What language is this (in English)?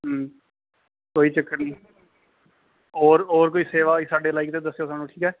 Dogri